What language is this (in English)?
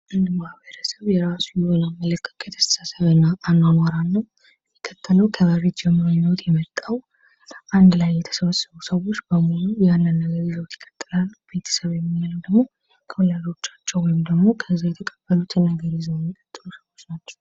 Amharic